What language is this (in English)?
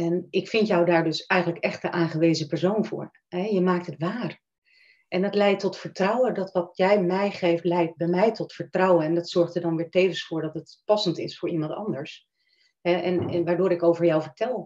Dutch